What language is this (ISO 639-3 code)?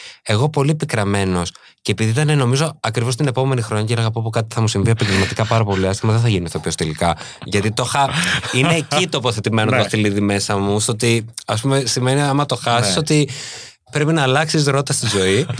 ell